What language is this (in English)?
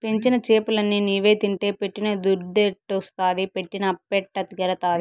Telugu